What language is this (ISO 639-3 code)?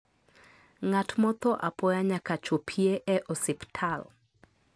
luo